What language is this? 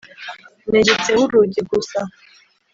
Kinyarwanda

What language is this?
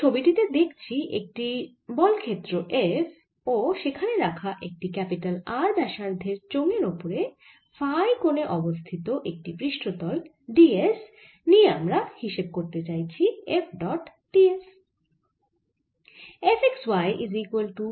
Bangla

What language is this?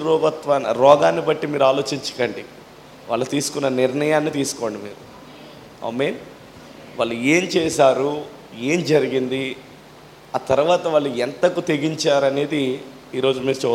Telugu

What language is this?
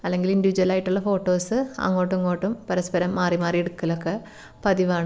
Malayalam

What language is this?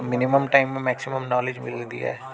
Sindhi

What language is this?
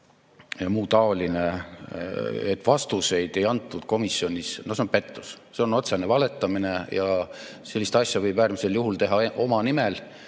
Estonian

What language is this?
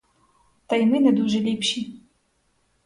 Ukrainian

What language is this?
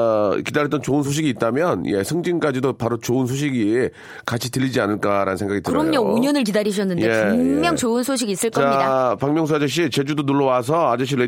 Korean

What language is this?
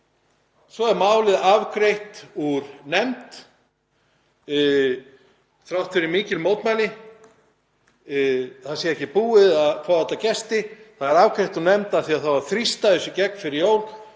Icelandic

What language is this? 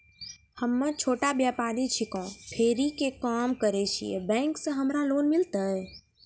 Maithili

